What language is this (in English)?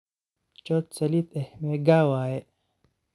Somali